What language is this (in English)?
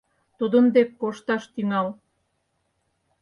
Mari